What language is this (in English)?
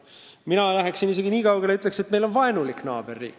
Estonian